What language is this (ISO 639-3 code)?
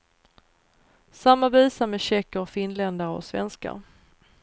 swe